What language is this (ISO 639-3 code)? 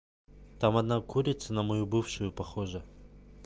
rus